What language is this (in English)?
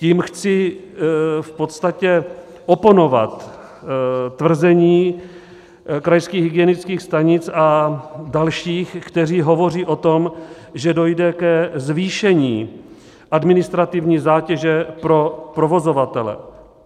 Czech